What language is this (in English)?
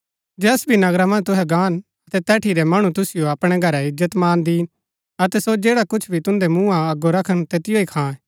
Gaddi